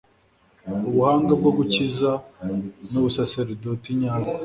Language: Kinyarwanda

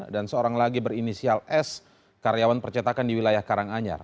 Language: Indonesian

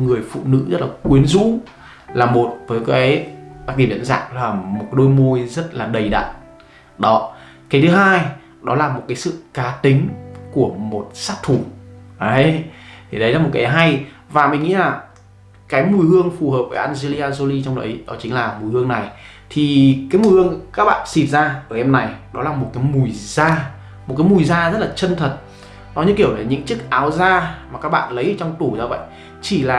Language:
Vietnamese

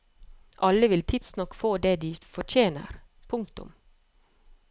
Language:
Norwegian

